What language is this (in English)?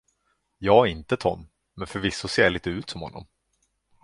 Swedish